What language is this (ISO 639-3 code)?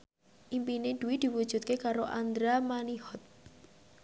jav